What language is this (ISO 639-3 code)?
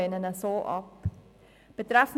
gsw